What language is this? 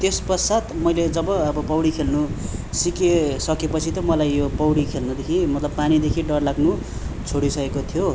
Nepali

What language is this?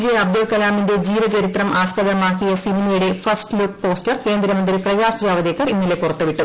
Malayalam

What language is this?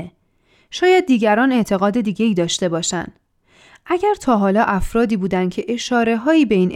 Persian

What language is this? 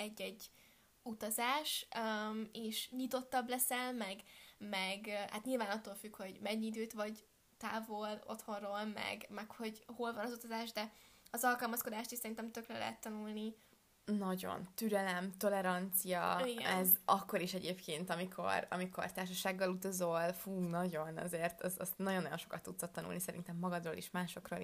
Hungarian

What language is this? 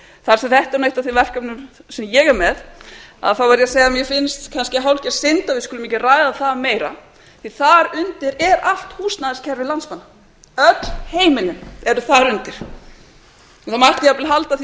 Icelandic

